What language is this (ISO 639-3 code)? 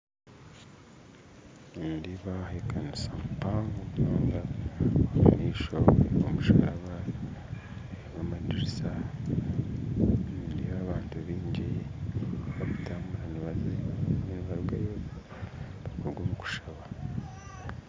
nyn